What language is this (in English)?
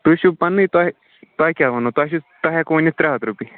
Kashmiri